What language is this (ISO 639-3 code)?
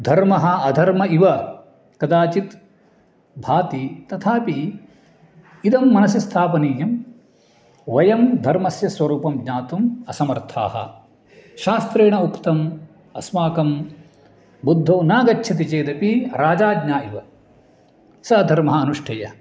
san